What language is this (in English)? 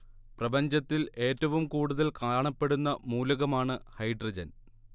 Malayalam